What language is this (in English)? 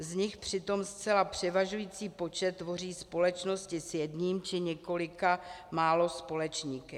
Czech